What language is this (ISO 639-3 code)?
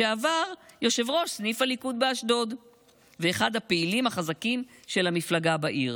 heb